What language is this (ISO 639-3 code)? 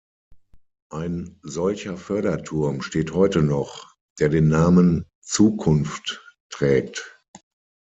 deu